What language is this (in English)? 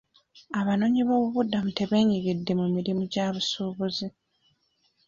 Ganda